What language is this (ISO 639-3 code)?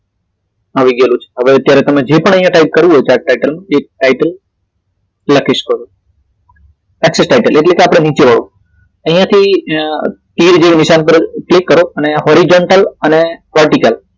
guj